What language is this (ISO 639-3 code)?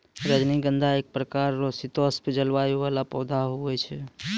mai